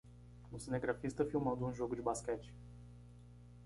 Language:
Portuguese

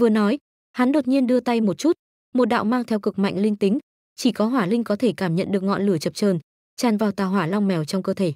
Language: Vietnamese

